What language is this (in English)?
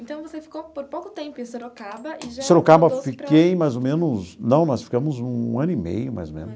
Portuguese